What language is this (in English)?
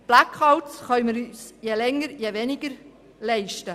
Swiss German